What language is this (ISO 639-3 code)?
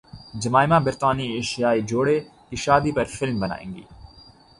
urd